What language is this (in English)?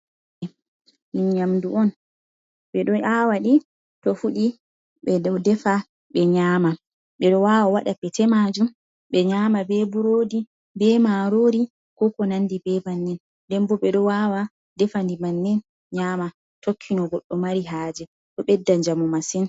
Fula